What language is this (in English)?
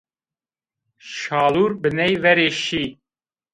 Zaza